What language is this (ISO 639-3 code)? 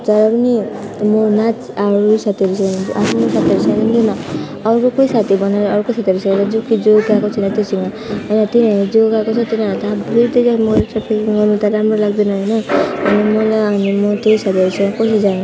nep